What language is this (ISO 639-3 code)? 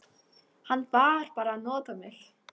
isl